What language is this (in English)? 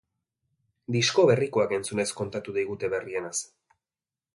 Basque